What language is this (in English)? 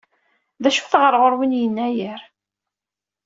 Kabyle